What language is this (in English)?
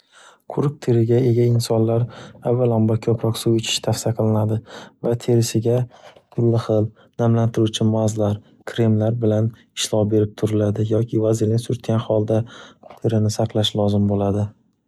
Uzbek